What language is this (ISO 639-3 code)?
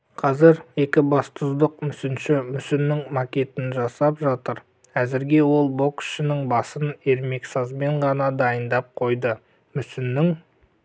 kaz